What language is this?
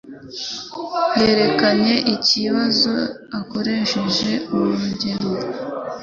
Kinyarwanda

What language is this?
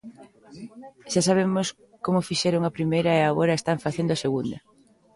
Galician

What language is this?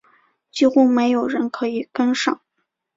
Chinese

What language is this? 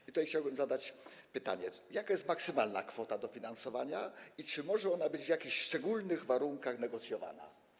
Polish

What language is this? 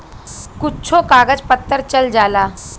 Bhojpuri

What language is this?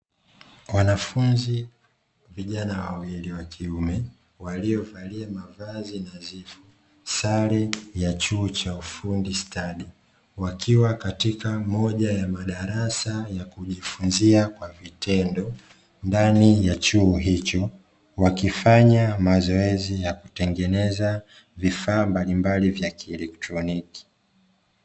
Swahili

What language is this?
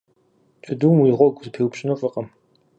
Kabardian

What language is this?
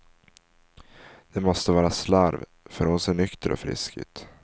Swedish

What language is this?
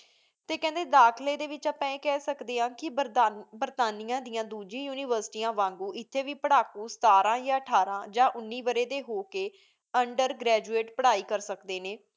Punjabi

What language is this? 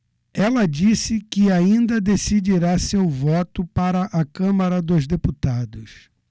Portuguese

